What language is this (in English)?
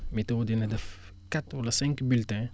Wolof